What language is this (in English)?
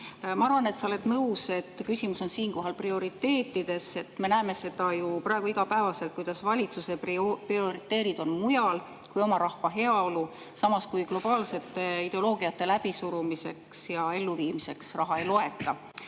Estonian